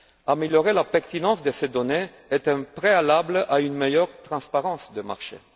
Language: French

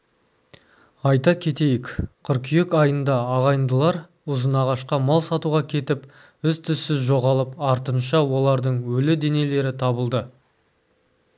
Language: Kazakh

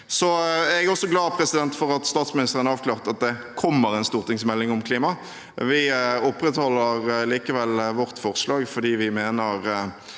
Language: Norwegian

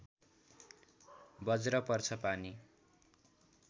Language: Nepali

